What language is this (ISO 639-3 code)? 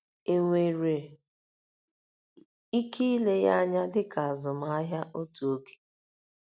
ibo